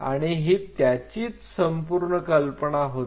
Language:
Marathi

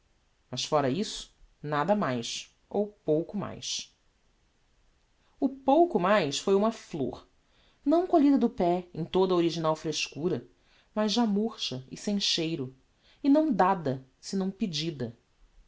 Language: Portuguese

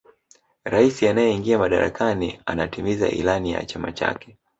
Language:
Swahili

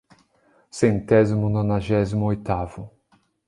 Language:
Portuguese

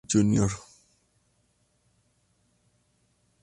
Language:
Spanish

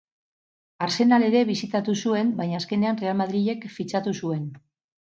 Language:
Basque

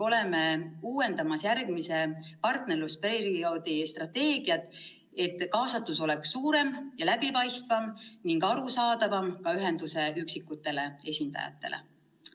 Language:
Estonian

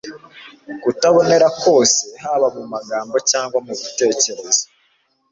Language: Kinyarwanda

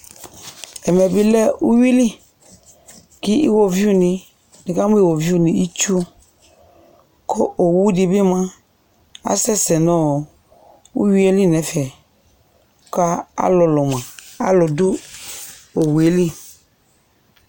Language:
Ikposo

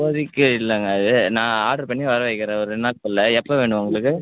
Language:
Tamil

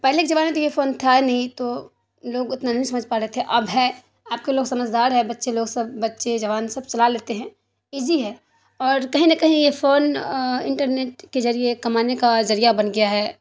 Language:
Urdu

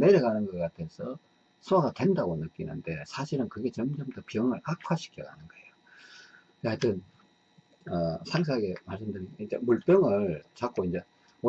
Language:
Korean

